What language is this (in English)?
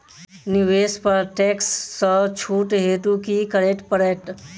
Maithili